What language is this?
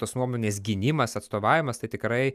Lithuanian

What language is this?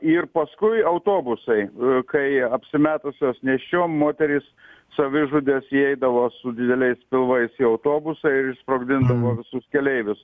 Lithuanian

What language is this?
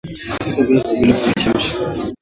Swahili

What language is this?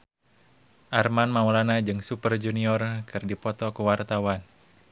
Sundanese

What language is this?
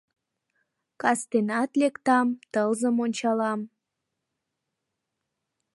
Mari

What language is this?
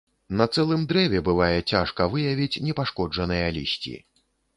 Belarusian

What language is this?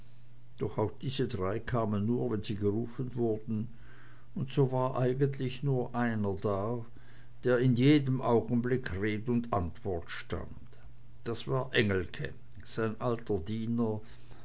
German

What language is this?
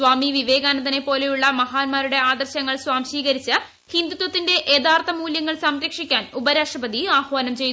Malayalam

